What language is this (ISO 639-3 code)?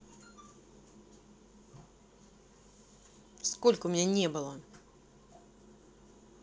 rus